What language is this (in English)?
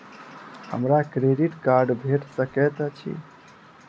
Maithili